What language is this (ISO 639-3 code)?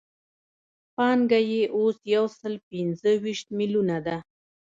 pus